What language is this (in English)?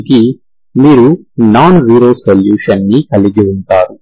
Telugu